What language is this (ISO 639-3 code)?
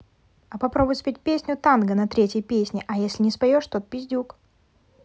rus